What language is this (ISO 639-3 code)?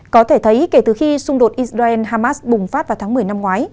vie